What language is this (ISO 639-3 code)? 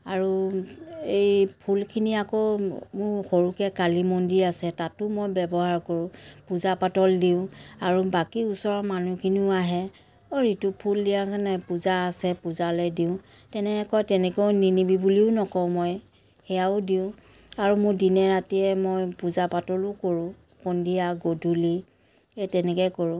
asm